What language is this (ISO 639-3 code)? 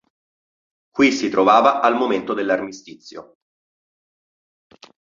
ita